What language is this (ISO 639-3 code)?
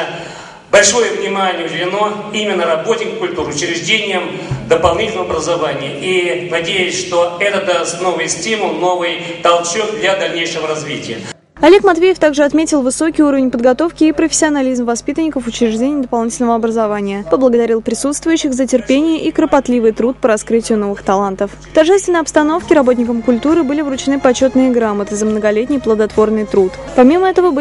rus